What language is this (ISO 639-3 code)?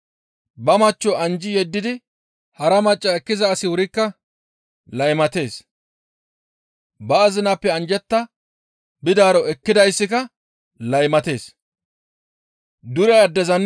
gmv